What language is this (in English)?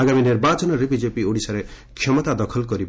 Odia